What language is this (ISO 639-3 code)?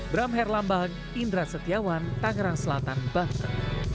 ind